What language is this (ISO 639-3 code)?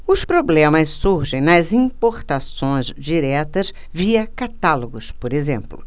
por